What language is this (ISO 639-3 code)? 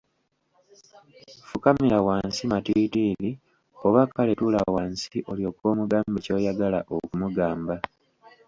lug